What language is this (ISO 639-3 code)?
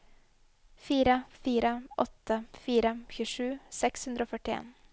nor